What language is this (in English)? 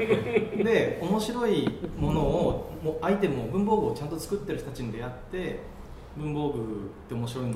Japanese